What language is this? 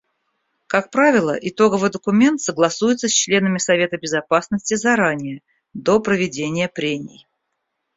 Russian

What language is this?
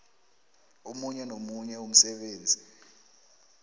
South Ndebele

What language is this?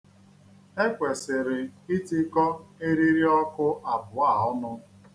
Igbo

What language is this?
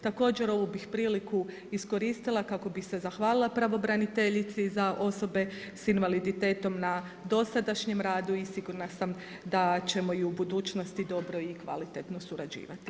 Croatian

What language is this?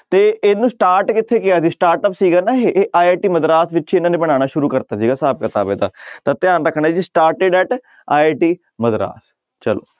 Punjabi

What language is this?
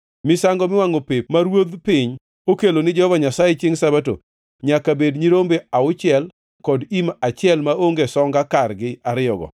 Luo (Kenya and Tanzania)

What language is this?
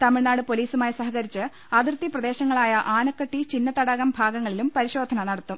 Malayalam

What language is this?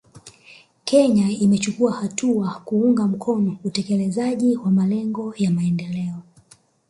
Swahili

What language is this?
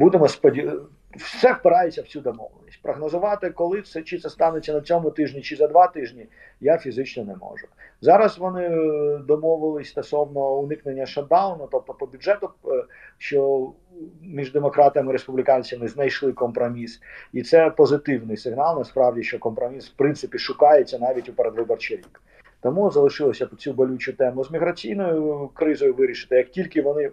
Ukrainian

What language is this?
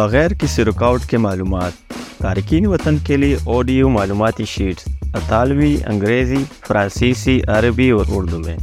Urdu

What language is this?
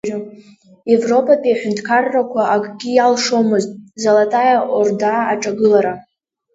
Abkhazian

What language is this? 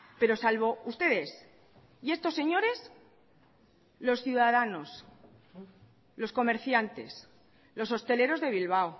Spanish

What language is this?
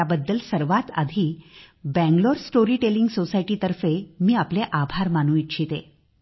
Marathi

